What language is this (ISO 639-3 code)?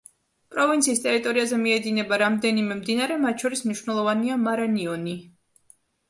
kat